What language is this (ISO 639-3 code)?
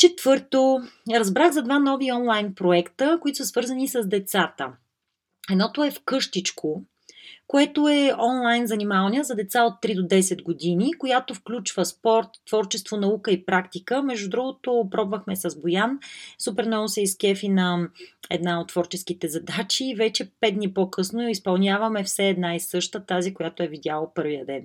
bul